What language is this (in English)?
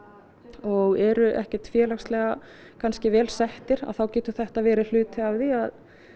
Icelandic